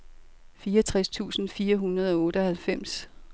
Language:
Danish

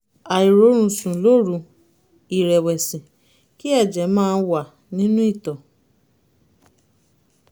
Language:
Yoruba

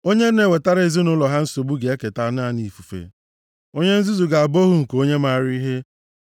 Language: Igbo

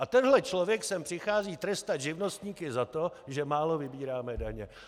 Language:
Czech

